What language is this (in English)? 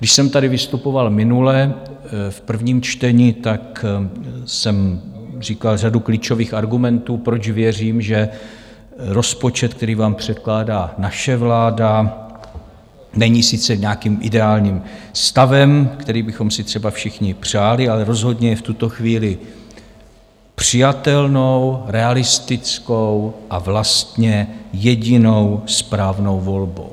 Czech